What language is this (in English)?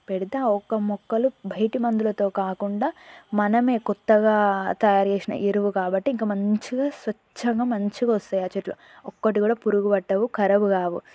Telugu